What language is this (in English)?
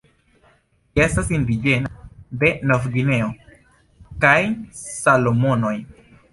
Esperanto